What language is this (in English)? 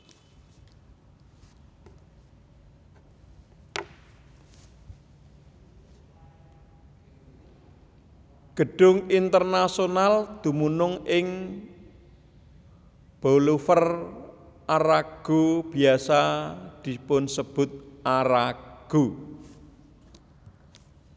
Javanese